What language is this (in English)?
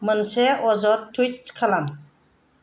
Bodo